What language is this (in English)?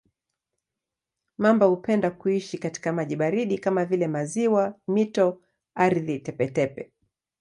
Swahili